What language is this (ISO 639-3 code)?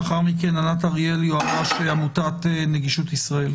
heb